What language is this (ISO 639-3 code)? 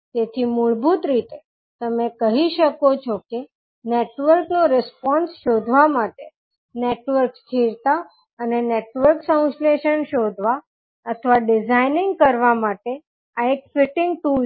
guj